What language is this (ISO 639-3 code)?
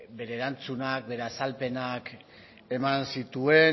eus